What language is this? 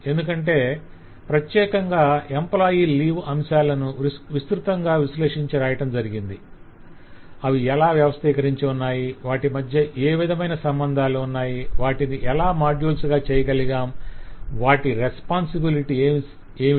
Telugu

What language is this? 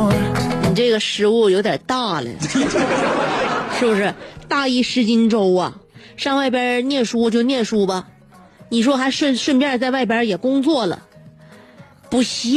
Chinese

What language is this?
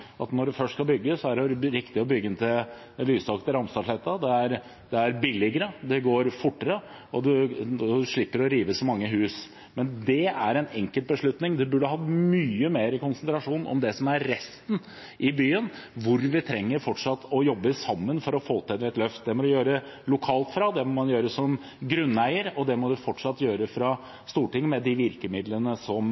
Norwegian Bokmål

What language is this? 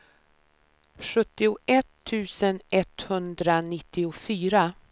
Swedish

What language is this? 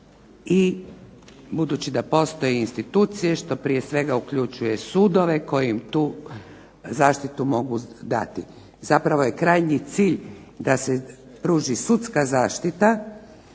Croatian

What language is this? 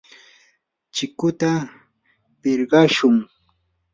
Yanahuanca Pasco Quechua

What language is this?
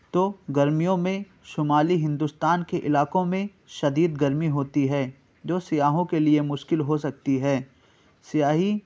Urdu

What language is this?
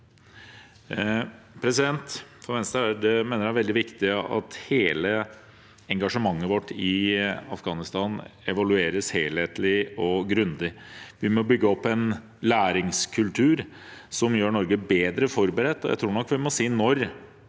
Norwegian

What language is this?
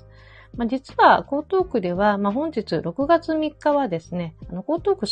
Japanese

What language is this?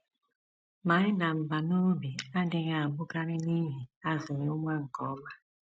Igbo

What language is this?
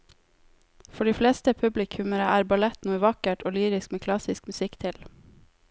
Norwegian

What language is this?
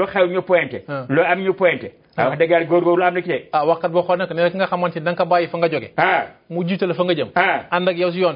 Turkish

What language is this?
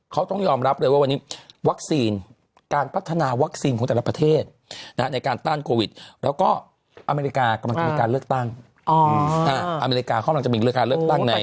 Thai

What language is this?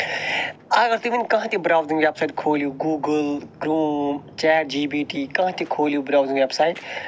Kashmiri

